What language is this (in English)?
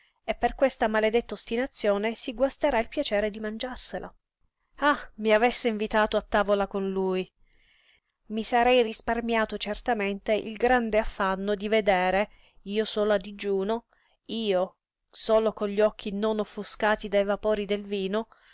Italian